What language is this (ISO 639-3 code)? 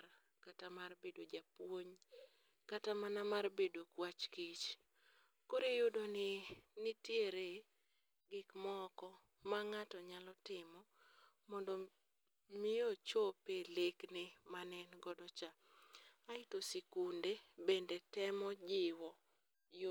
luo